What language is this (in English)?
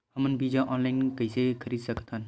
Chhattisgarhi